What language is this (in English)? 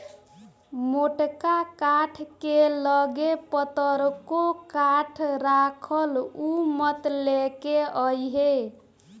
Bhojpuri